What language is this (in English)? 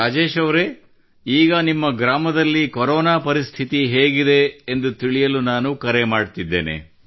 Kannada